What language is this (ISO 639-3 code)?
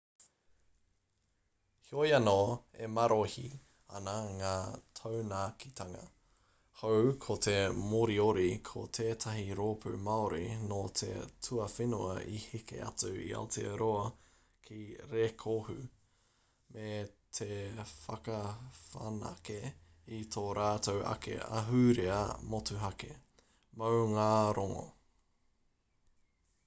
mri